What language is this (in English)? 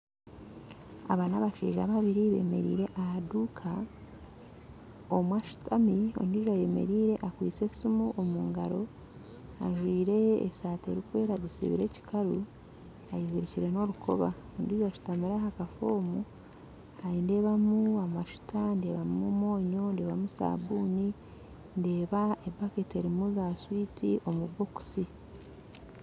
Nyankole